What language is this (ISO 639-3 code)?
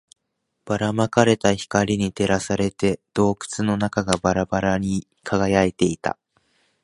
jpn